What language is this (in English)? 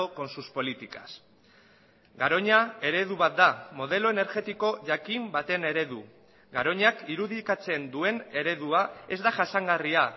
Basque